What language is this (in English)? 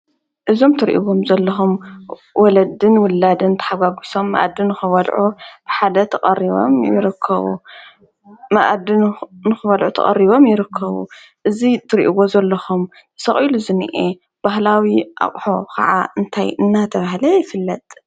Tigrinya